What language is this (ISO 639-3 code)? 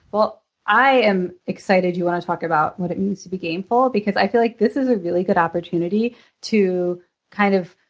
eng